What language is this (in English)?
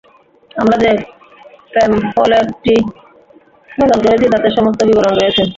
Bangla